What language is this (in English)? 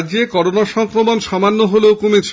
Bangla